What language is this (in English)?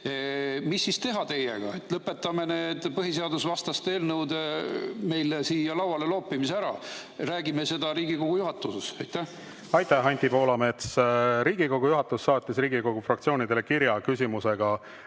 Estonian